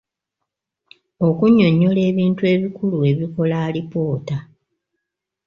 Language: Ganda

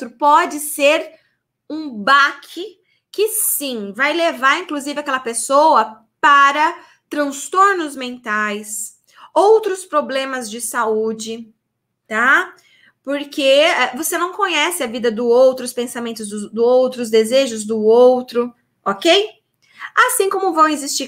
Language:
Portuguese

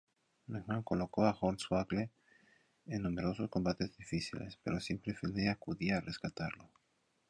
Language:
Spanish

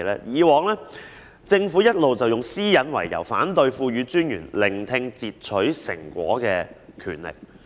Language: Cantonese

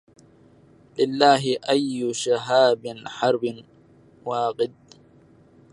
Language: Arabic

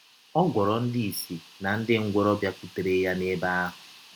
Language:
Igbo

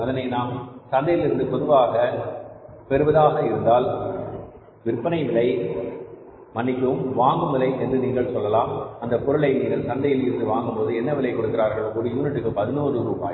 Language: Tamil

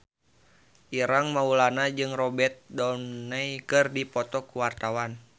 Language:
Sundanese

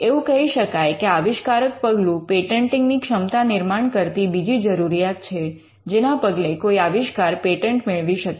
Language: Gujarati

